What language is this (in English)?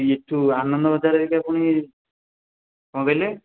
Odia